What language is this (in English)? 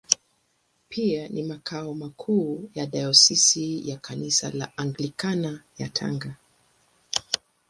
Swahili